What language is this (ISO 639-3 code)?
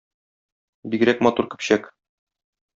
tat